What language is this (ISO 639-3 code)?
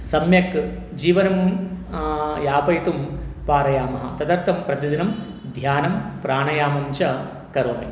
san